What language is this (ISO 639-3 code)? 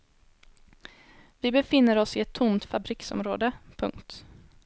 swe